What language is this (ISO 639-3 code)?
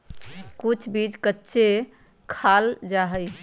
mag